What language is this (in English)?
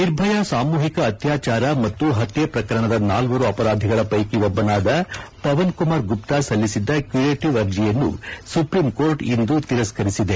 Kannada